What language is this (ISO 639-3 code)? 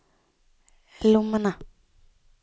nor